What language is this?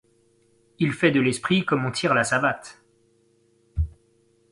French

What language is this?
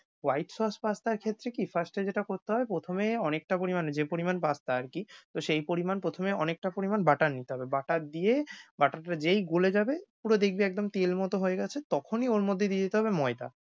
Bangla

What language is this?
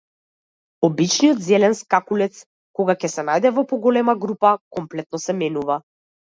Macedonian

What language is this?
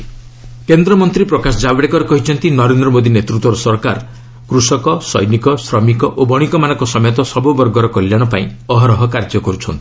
Odia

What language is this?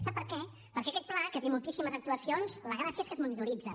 Catalan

